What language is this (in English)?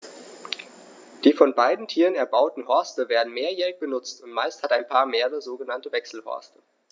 German